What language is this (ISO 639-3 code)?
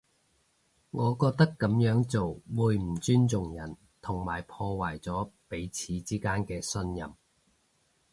yue